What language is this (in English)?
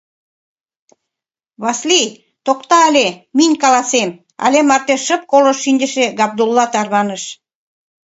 Mari